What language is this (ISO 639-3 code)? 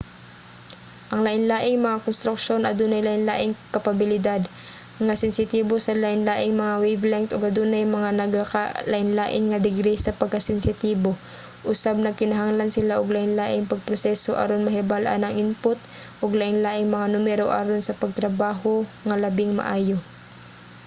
ceb